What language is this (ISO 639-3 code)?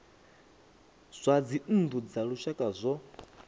ven